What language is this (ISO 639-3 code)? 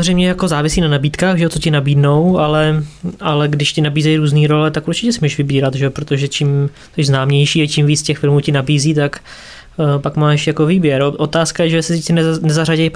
ces